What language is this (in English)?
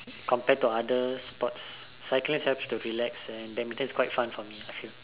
English